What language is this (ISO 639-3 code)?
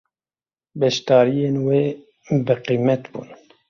kur